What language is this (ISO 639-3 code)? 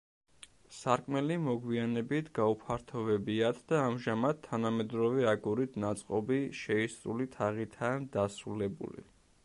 kat